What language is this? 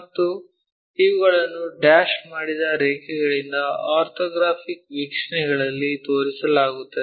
Kannada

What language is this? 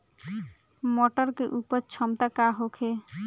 Bhojpuri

